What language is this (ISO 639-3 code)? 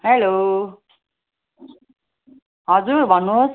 nep